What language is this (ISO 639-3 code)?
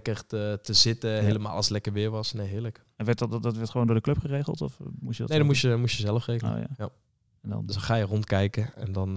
nld